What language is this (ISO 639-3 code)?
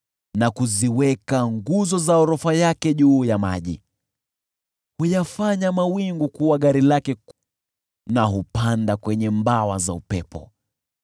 swa